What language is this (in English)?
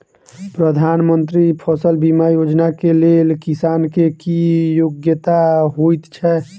Maithili